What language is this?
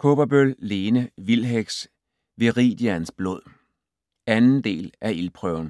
Danish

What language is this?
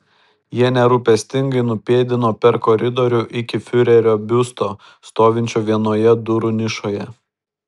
Lithuanian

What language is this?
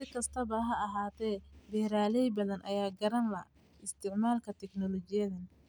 Somali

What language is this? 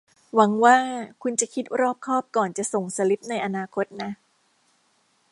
Thai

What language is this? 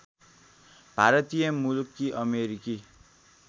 Nepali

